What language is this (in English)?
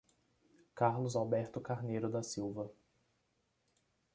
Portuguese